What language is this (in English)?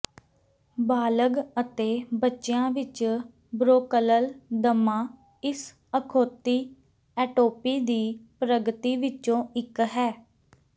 Punjabi